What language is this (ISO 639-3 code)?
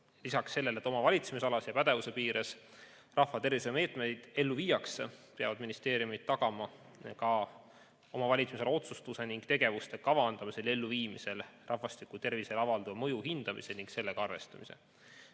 est